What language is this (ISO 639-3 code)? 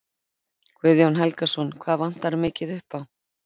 isl